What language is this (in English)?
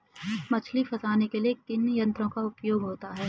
Hindi